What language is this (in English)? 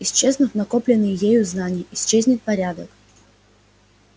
Russian